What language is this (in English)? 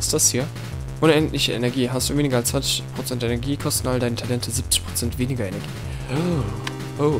German